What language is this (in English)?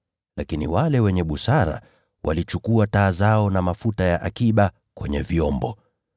Swahili